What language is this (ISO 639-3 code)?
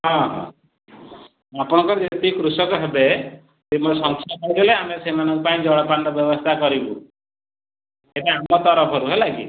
ori